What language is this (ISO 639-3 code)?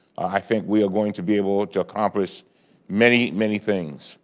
eng